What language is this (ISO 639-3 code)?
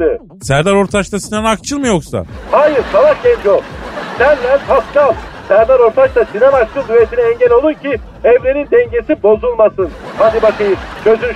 tur